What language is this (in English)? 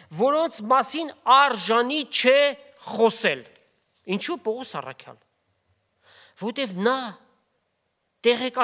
Turkish